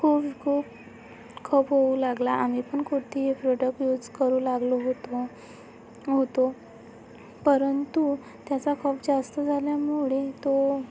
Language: Marathi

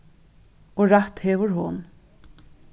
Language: Faroese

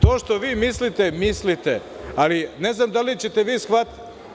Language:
Serbian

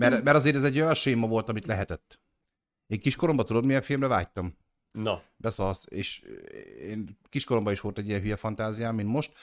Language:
Hungarian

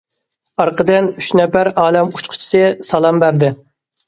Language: Uyghur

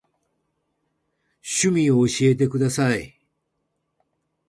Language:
Japanese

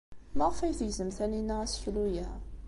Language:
Kabyle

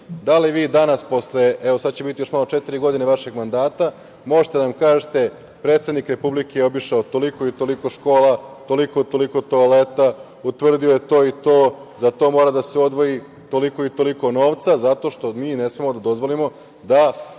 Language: Serbian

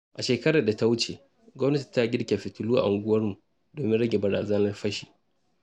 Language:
Hausa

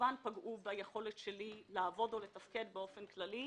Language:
Hebrew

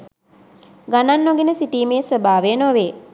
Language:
Sinhala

